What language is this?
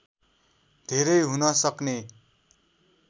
Nepali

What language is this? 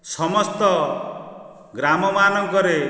Odia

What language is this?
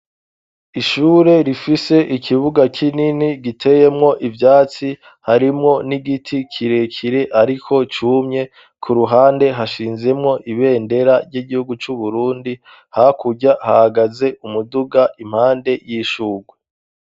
Rundi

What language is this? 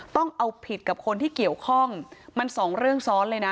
Thai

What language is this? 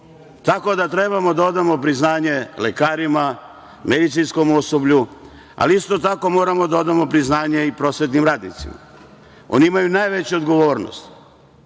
Serbian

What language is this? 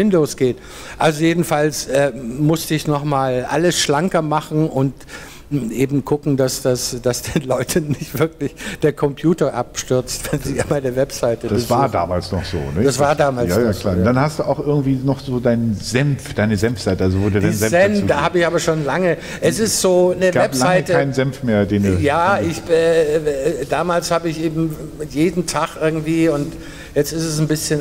German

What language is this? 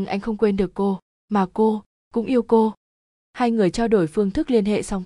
Vietnamese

